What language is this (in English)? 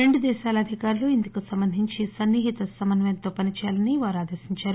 Telugu